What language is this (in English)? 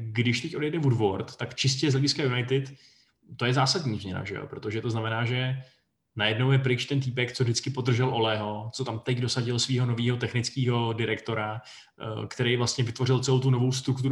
Czech